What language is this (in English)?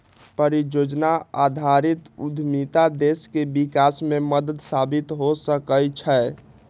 Magahi